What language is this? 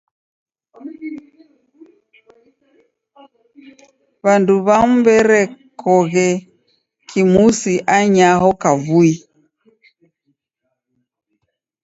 Taita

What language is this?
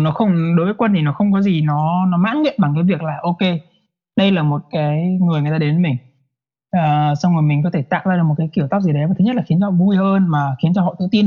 Vietnamese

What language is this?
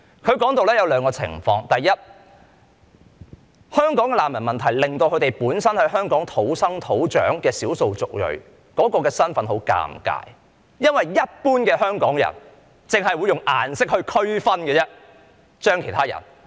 Cantonese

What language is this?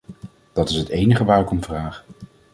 Dutch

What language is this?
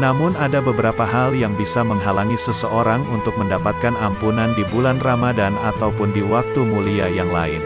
Indonesian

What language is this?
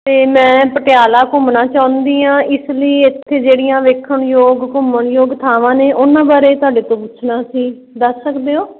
Punjabi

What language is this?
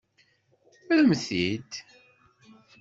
Kabyle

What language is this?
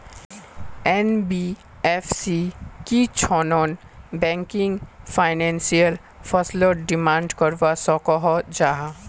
Magahi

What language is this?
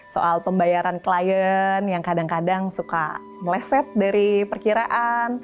Indonesian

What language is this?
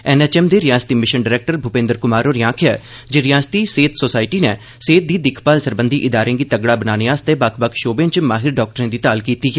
Dogri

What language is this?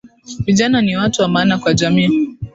Swahili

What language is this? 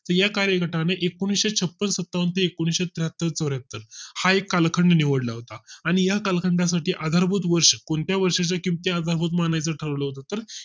Marathi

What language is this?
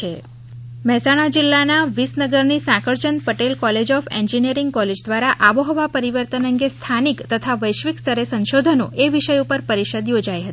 Gujarati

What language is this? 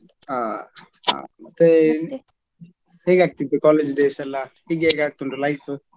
Kannada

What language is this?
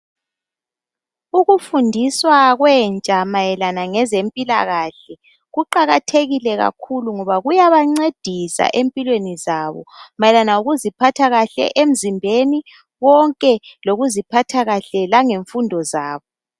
North Ndebele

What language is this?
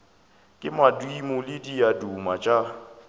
Northern Sotho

